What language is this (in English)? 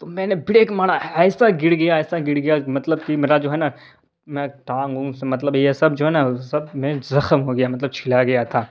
Urdu